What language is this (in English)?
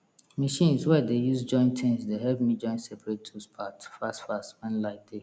Nigerian Pidgin